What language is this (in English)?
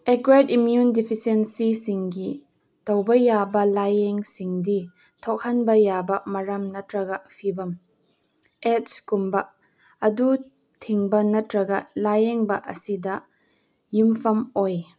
Manipuri